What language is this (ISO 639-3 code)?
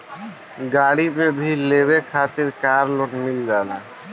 bho